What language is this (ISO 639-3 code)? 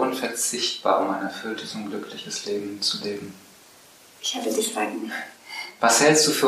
deu